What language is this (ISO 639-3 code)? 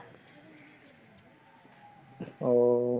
asm